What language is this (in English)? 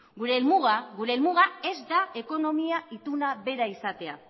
Basque